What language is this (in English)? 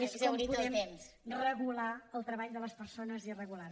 Catalan